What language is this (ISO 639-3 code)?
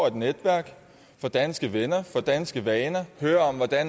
dan